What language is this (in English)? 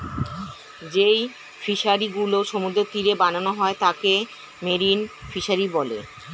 Bangla